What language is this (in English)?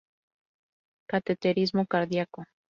Spanish